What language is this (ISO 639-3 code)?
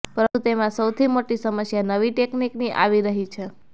guj